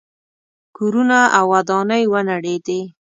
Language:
Pashto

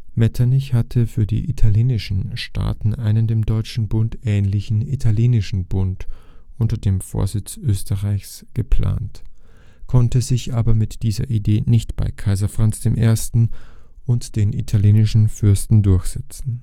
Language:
German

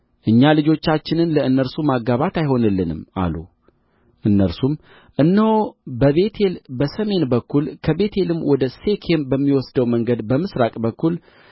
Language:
Amharic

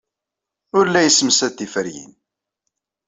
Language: Kabyle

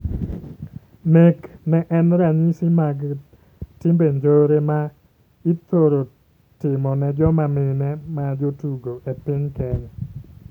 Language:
Luo (Kenya and Tanzania)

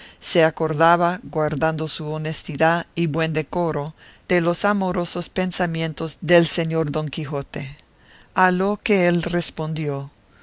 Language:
Spanish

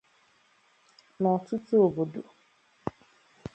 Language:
Igbo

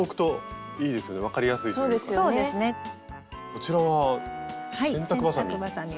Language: Japanese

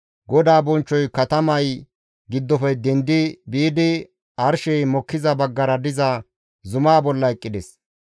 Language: Gamo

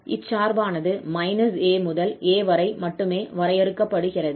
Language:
Tamil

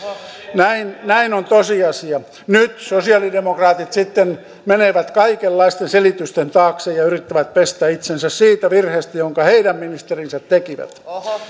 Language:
Finnish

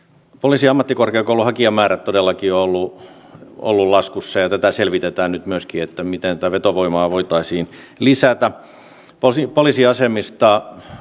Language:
Finnish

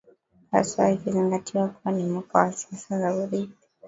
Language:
Swahili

